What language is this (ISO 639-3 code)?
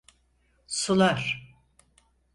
tur